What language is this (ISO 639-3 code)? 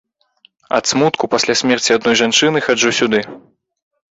bel